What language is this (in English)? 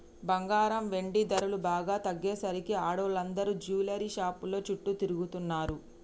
Telugu